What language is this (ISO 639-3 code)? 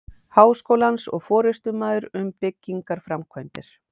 isl